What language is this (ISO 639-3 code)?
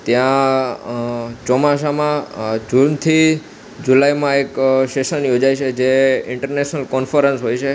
guj